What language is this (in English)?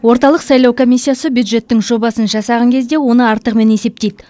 Kazakh